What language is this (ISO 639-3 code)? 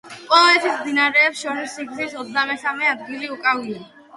kat